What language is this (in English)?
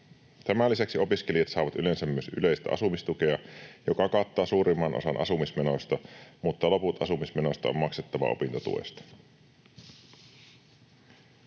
Finnish